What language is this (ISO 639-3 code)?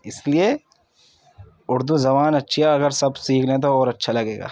urd